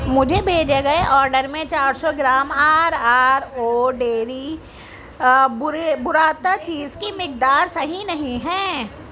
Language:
Urdu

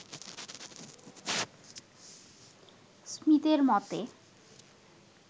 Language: Bangla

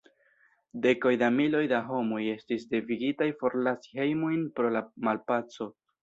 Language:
Esperanto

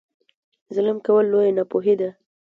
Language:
Pashto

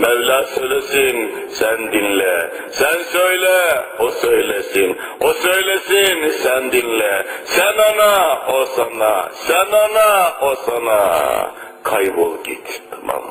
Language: Turkish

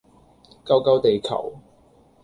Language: Cantonese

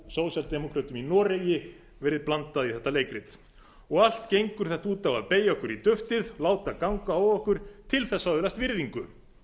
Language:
Icelandic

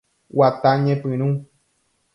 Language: Guarani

